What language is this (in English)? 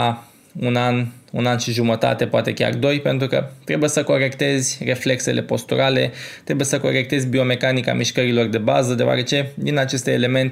Romanian